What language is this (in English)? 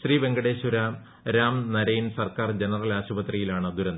Malayalam